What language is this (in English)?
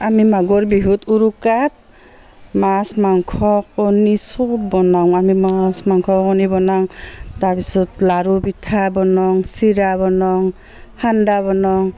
Assamese